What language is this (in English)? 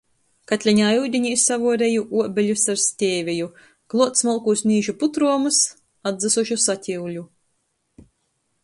Latgalian